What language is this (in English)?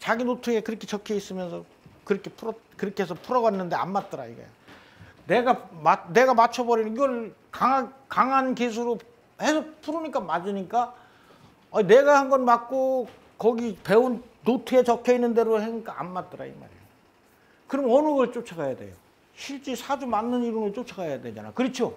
Korean